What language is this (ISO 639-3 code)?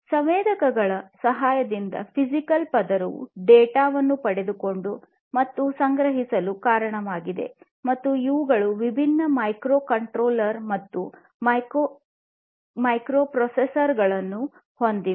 kan